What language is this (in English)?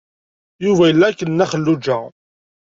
Kabyle